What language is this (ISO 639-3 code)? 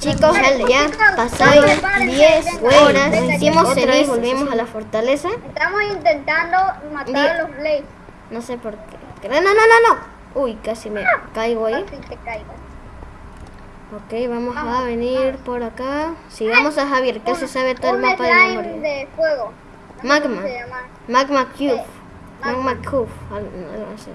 spa